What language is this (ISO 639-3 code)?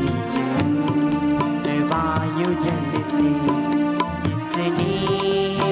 hin